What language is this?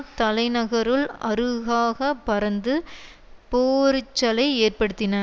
Tamil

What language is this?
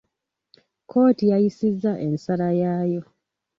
Ganda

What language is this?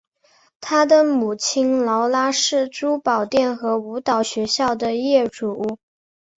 Chinese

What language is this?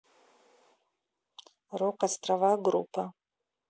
Russian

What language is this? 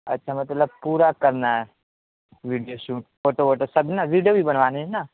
Urdu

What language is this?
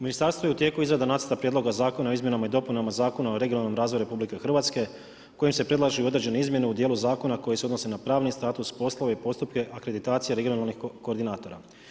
Croatian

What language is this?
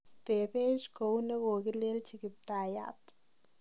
Kalenjin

